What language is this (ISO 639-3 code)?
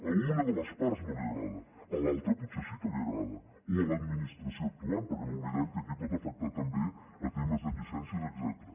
cat